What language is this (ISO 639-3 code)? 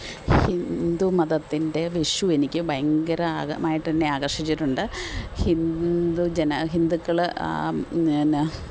mal